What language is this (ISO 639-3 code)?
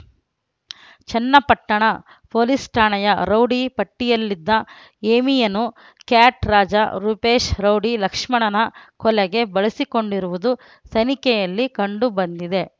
kan